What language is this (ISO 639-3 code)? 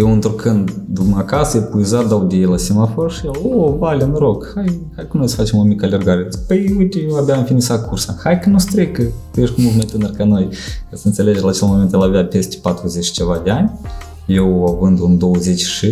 ron